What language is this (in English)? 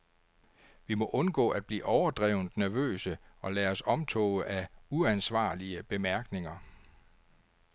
Danish